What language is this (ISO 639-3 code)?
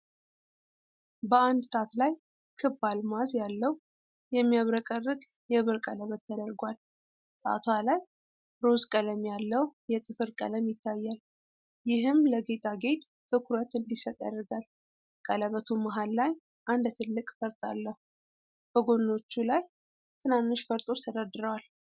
amh